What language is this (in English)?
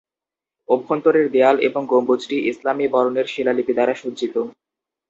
Bangla